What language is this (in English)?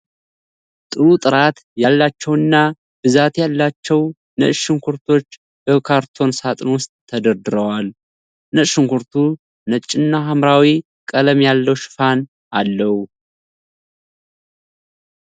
Amharic